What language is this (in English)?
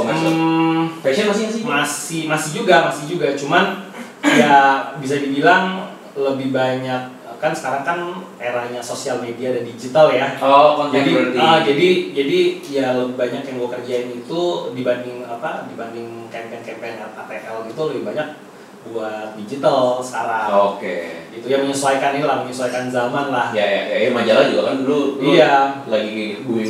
Indonesian